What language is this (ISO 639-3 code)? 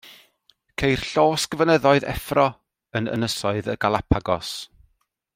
cym